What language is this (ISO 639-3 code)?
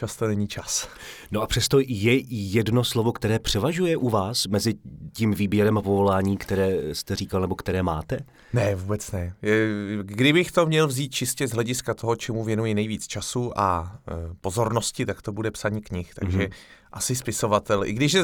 ces